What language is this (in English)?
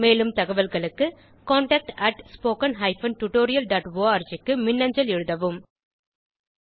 Tamil